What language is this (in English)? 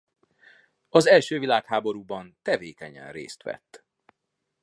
Hungarian